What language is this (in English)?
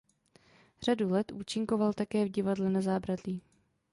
Czech